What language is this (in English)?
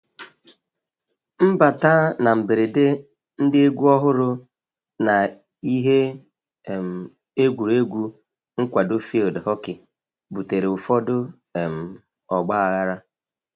Igbo